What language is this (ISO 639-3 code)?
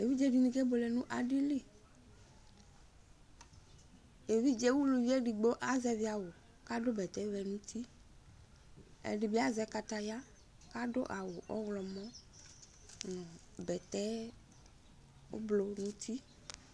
kpo